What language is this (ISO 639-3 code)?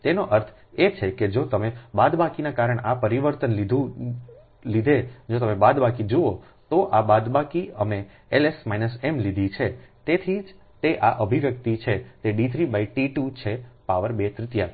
guj